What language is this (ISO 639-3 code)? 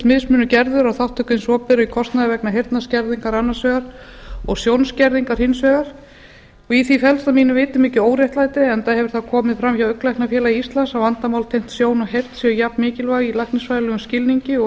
isl